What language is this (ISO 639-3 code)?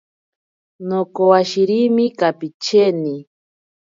prq